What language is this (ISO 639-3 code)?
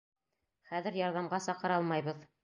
bak